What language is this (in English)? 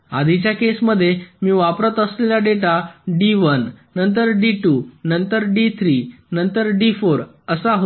Marathi